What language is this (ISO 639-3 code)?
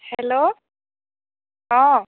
asm